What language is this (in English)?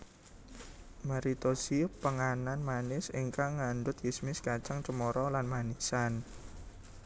Javanese